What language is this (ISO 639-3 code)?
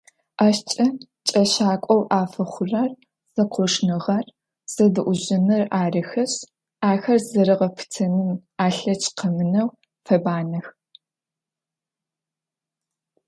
ady